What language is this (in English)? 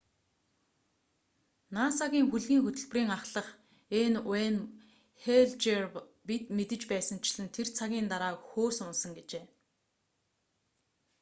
Mongolian